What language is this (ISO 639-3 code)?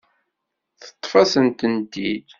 kab